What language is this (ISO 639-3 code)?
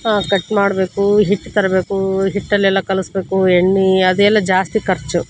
kan